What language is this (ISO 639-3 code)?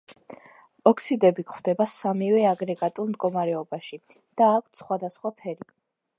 kat